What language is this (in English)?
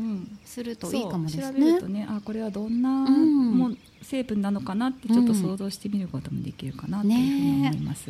Japanese